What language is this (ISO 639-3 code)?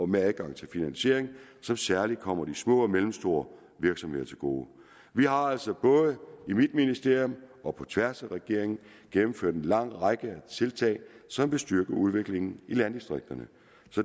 dan